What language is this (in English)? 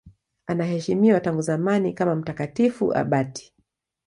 Swahili